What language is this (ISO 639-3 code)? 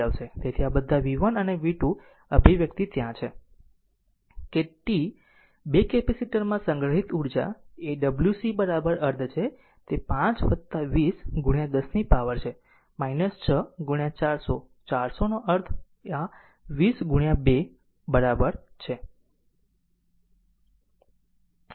guj